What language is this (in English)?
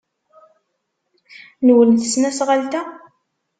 Kabyle